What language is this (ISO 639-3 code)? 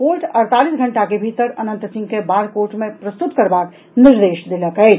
mai